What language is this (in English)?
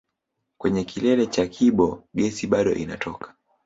Swahili